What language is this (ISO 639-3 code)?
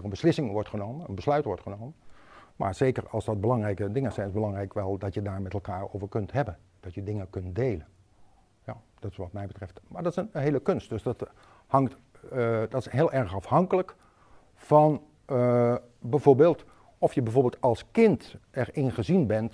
nld